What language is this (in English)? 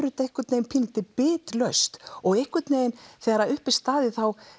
Icelandic